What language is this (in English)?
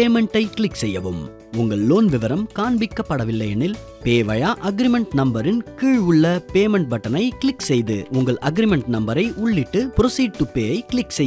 Arabic